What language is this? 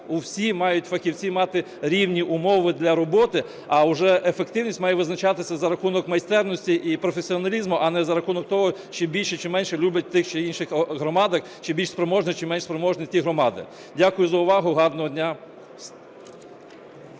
Ukrainian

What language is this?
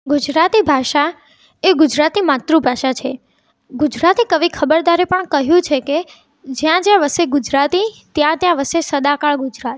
Gujarati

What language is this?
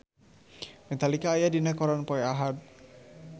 Sundanese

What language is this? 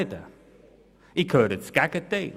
Swiss German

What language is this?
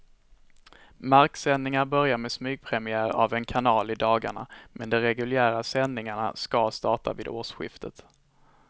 Swedish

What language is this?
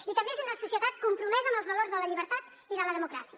Catalan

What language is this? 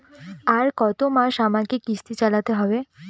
Bangla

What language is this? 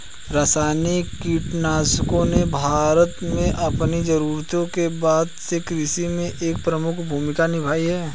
Hindi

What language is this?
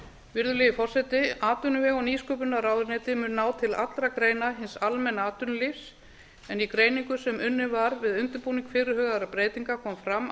Icelandic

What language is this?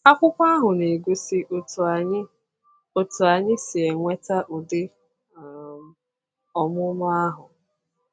Igbo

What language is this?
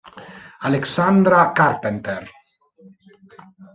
Italian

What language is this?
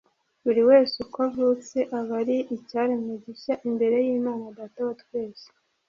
Kinyarwanda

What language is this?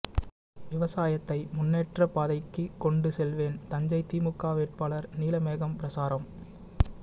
Tamil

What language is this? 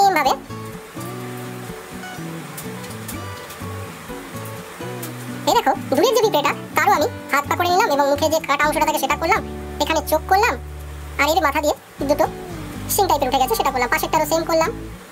Russian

